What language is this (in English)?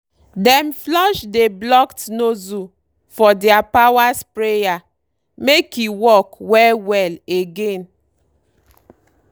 Nigerian Pidgin